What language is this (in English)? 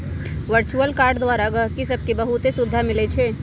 Magahi